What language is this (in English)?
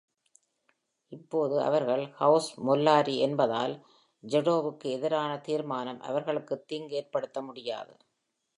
Tamil